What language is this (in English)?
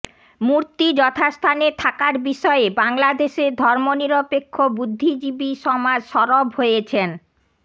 Bangla